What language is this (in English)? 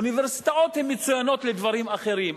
Hebrew